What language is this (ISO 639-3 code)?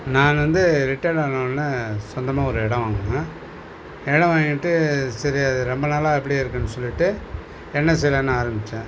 tam